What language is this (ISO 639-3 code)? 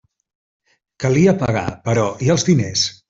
cat